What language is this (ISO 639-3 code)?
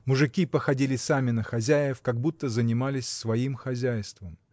rus